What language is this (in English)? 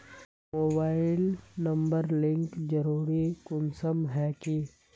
Magahi